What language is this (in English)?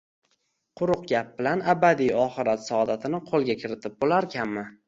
Uzbek